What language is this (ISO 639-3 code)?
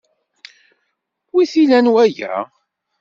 kab